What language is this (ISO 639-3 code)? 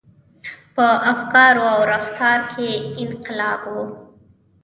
pus